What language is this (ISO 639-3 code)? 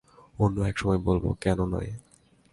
ben